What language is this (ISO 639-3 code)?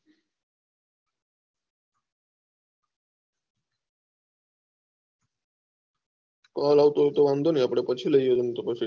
guj